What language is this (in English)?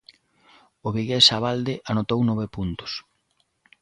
Galician